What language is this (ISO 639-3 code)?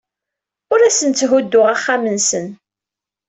kab